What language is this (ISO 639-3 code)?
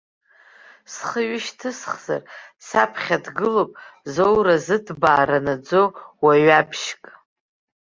abk